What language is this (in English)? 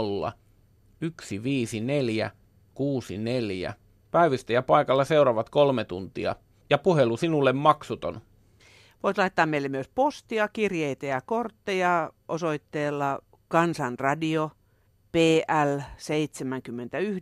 Finnish